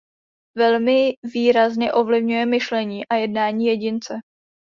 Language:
Czech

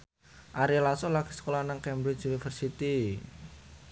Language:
Javanese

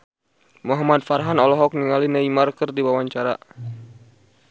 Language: Sundanese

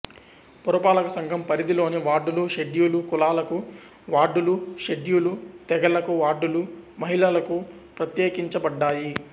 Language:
Telugu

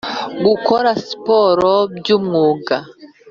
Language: Kinyarwanda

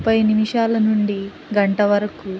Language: Telugu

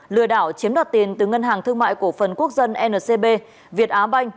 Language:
Vietnamese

